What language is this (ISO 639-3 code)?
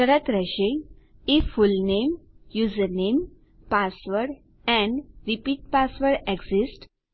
guj